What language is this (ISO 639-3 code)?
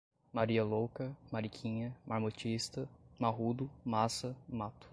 por